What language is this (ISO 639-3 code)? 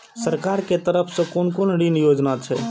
mai